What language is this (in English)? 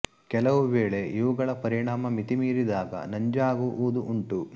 Kannada